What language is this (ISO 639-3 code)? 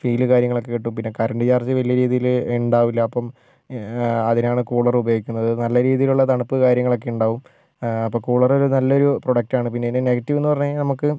mal